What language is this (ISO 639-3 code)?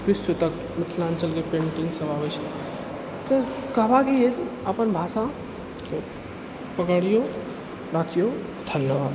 mai